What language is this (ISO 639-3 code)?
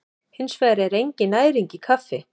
isl